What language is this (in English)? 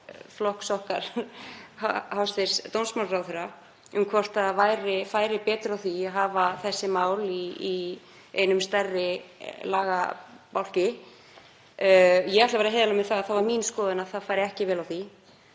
Icelandic